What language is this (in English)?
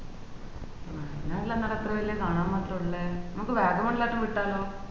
Malayalam